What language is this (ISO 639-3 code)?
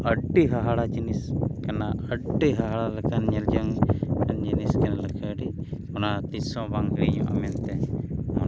sat